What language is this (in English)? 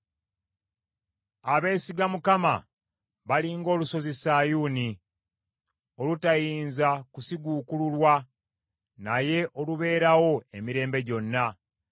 Ganda